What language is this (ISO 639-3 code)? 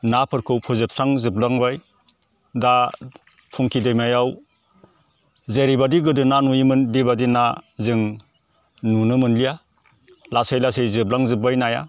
brx